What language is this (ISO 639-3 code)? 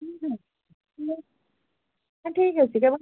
ori